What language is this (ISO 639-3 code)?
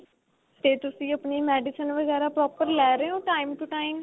pan